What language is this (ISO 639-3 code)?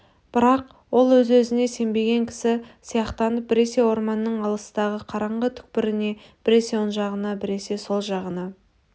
kaz